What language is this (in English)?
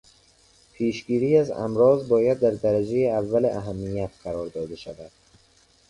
Persian